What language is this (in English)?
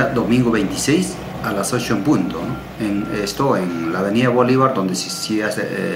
Spanish